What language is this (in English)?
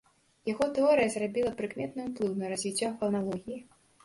Belarusian